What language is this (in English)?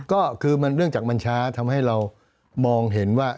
Thai